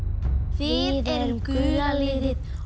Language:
Icelandic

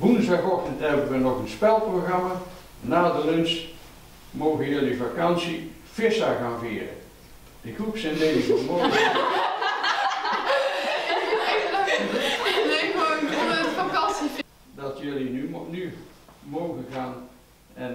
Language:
Dutch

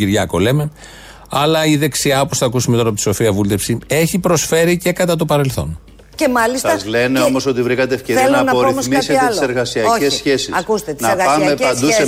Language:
Greek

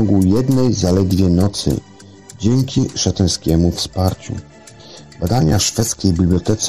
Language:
Polish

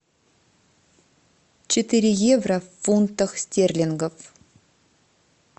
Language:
Russian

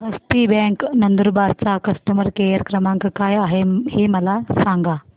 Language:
Marathi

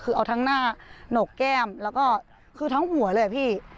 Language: Thai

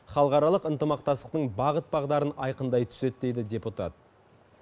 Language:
Kazakh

